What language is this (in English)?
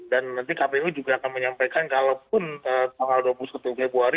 Indonesian